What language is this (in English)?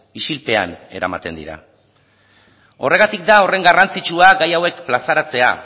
Basque